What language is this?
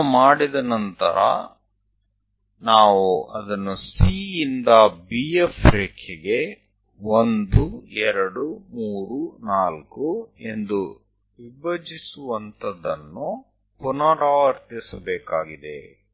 Kannada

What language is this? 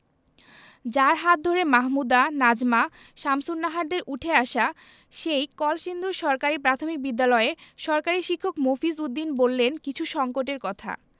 Bangla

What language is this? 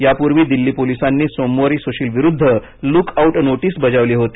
Marathi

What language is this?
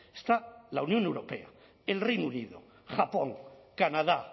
Spanish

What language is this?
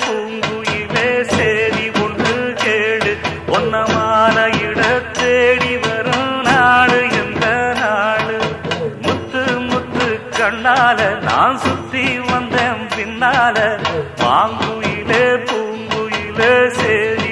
Turkish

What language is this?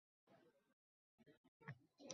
Uzbek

